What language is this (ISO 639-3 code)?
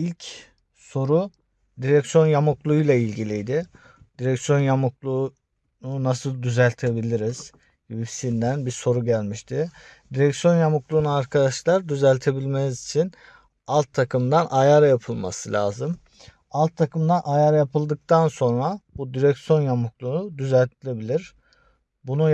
tur